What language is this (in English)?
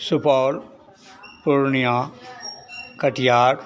Hindi